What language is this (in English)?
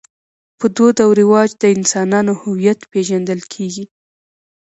Pashto